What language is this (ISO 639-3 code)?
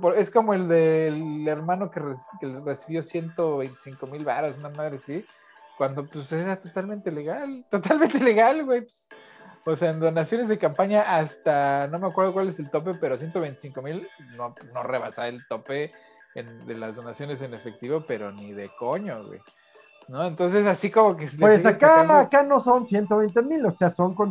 spa